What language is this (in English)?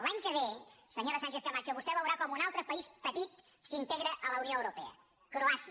Catalan